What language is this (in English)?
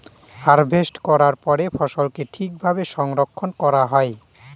Bangla